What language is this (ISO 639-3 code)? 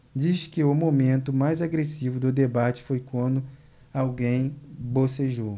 por